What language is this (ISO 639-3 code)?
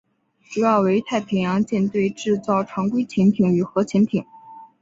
zho